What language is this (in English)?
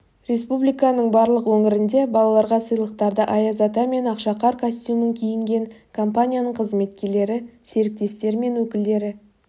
Kazakh